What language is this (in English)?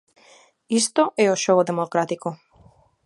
Galician